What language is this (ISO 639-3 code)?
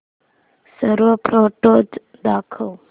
mar